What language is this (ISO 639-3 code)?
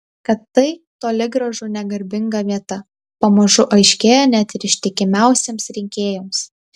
lit